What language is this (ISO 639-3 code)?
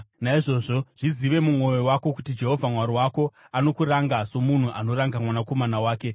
sna